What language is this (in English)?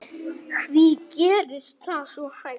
Icelandic